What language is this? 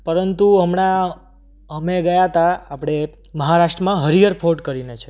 Gujarati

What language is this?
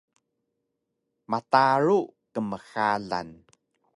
Taroko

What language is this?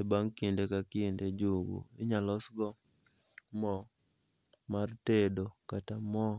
Luo (Kenya and Tanzania)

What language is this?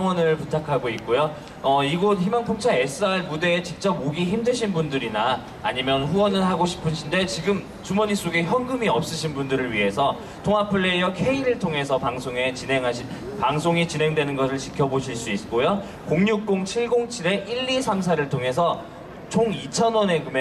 Korean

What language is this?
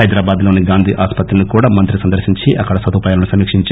Telugu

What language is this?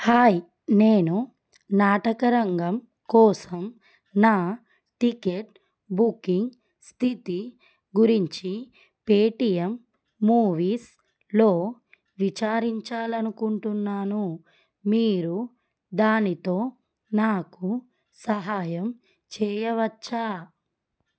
Telugu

